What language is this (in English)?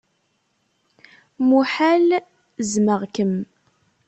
Kabyle